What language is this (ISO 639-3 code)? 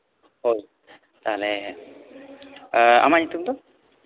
sat